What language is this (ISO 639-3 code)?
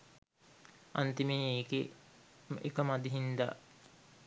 sin